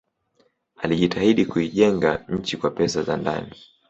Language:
Swahili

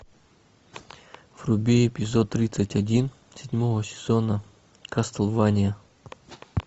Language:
Russian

